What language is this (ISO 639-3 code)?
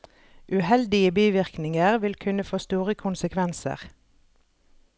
nor